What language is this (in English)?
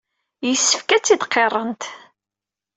Kabyle